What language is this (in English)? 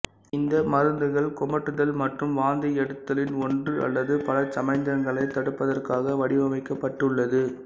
Tamil